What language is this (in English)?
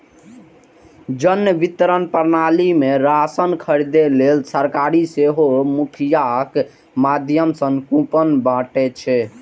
Maithili